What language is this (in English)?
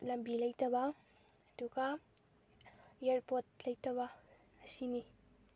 Manipuri